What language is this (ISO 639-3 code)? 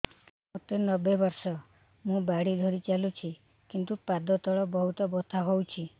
ori